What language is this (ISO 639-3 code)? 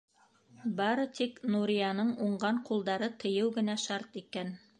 bak